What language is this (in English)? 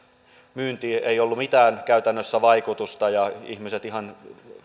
Finnish